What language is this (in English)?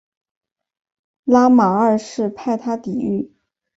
Chinese